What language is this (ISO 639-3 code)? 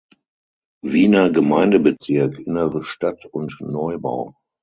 deu